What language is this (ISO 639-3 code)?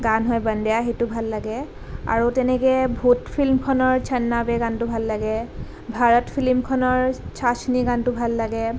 asm